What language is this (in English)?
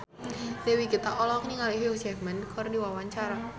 Sundanese